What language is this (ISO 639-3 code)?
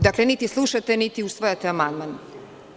srp